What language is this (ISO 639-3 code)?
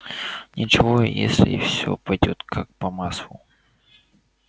rus